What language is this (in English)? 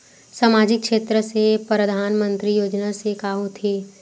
Chhattisgarhi